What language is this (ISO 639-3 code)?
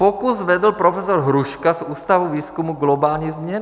ces